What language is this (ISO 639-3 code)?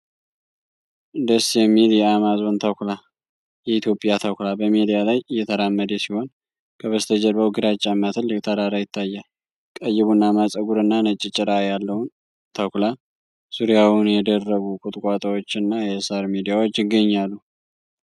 amh